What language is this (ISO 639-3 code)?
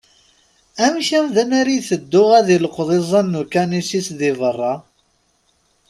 kab